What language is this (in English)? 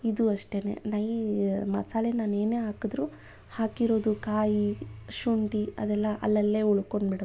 Kannada